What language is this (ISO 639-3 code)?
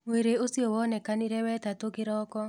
kik